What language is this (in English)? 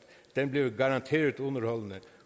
Danish